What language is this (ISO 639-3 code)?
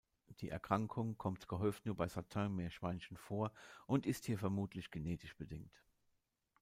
deu